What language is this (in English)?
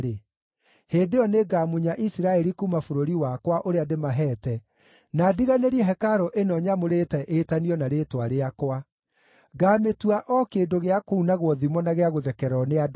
Kikuyu